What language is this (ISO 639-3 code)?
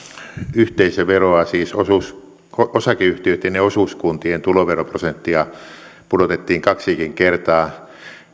fin